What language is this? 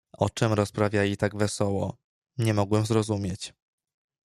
Polish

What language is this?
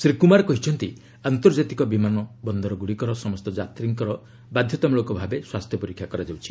Odia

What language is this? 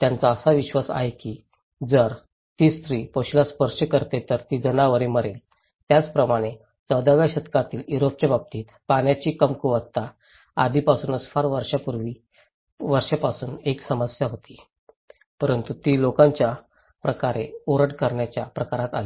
Marathi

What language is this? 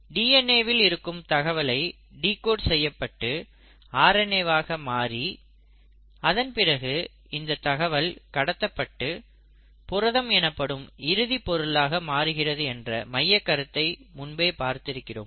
Tamil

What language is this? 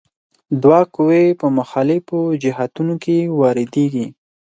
Pashto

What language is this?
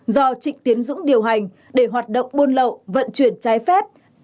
Vietnamese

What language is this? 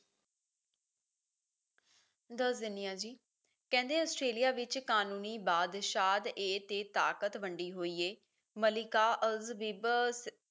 Punjabi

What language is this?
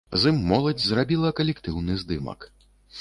Belarusian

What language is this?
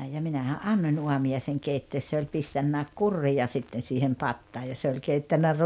Finnish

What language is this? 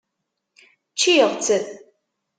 Kabyle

